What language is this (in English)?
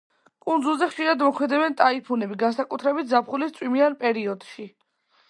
Georgian